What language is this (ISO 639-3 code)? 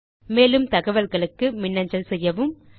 tam